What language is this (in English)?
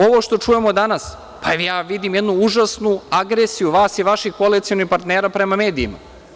Serbian